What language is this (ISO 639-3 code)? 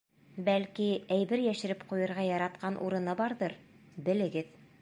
bak